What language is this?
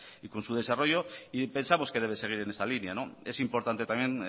Spanish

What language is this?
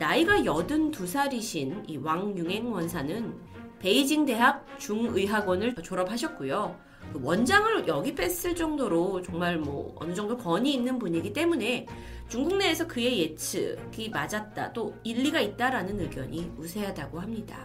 Korean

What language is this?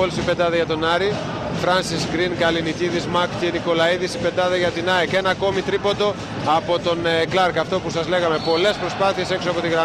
Greek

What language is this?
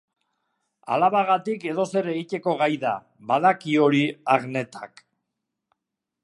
Basque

